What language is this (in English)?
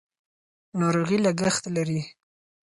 Pashto